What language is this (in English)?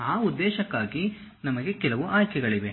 Kannada